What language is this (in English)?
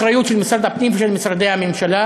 Hebrew